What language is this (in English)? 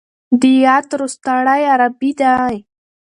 Pashto